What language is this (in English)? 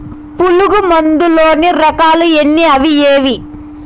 Telugu